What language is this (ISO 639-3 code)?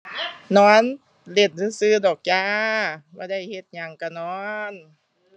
tha